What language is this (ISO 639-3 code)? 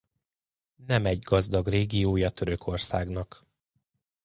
hun